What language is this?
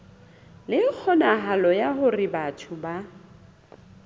Southern Sotho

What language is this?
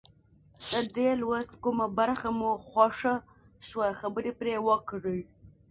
Pashto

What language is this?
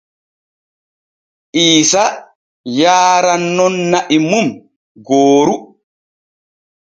Borgu Fulfulde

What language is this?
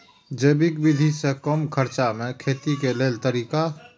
Maithili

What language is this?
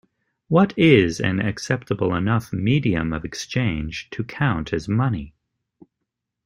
English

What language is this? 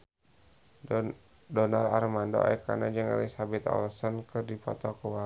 Sundanese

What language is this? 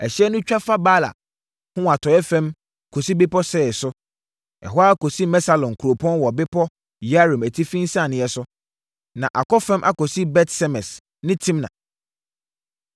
Akan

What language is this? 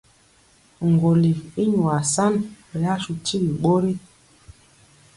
Mpiemo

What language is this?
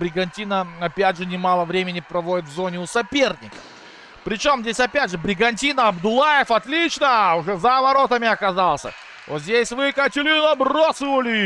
Russian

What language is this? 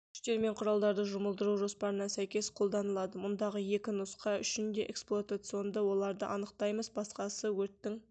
Kazakh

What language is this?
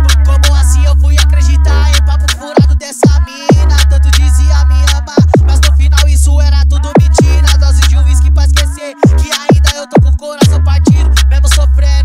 Portuguese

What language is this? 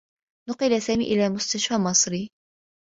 Arabic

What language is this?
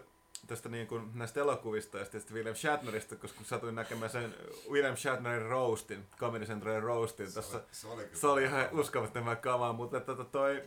Finnish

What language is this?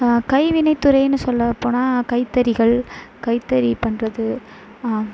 Tamil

